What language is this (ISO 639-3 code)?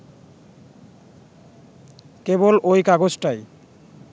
ben